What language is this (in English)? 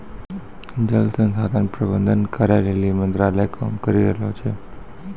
Maithili